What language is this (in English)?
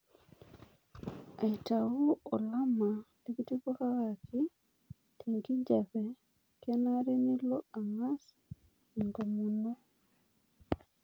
Masai